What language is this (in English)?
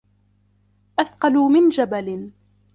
Arabic